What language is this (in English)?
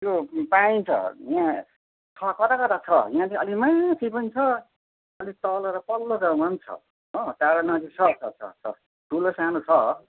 Nepali